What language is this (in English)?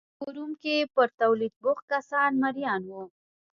Pashto